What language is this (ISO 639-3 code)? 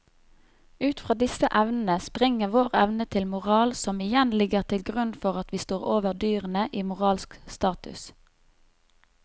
nor